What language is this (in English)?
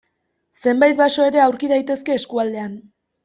Basque